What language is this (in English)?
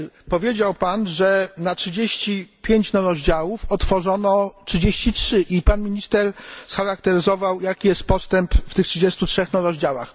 Polish